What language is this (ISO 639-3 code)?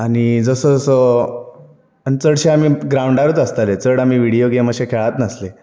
kok